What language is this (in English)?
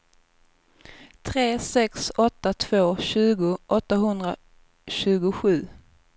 Swedish